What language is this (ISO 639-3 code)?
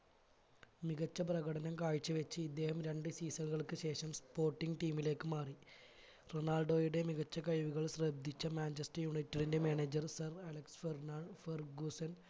mal